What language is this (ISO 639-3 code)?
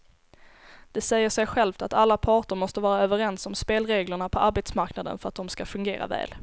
swe